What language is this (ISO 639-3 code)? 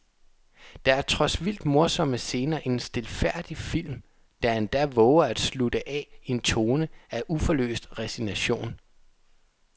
dan